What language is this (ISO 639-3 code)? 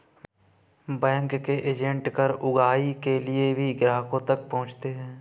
hin